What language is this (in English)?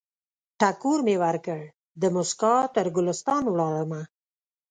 Pashto